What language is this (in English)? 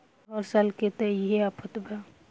Bhojpuri